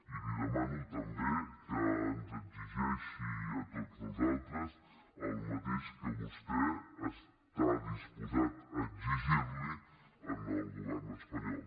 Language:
Catalan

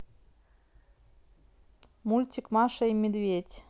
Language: Russian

